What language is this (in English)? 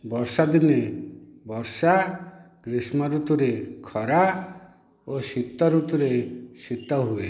Odia